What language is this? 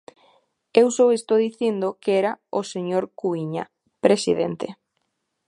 Galician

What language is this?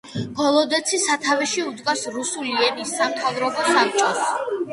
Georgian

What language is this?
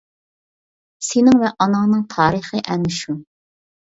Uyghur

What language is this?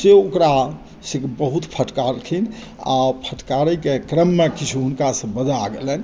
Maithili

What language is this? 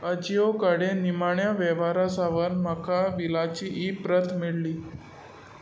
Konkani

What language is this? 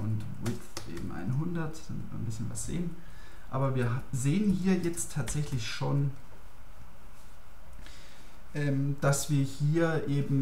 German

